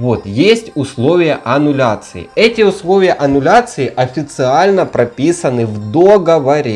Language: Russian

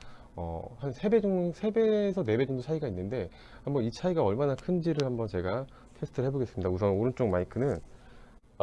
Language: Korean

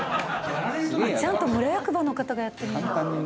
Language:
Japanese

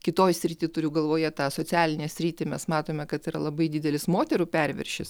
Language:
Lithuanian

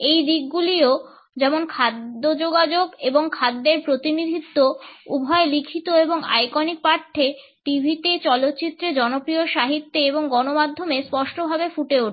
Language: Bangla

